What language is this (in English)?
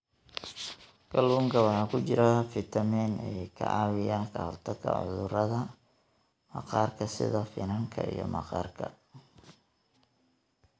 Somali